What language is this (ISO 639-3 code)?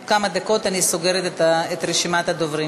heb